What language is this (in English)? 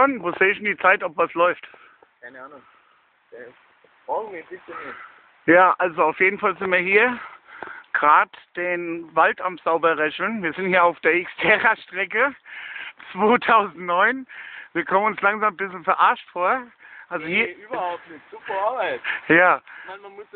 German